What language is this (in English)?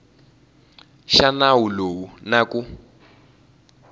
Tsonga